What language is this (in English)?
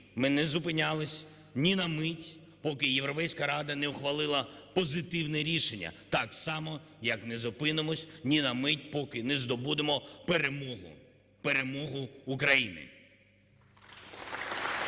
Ukrainian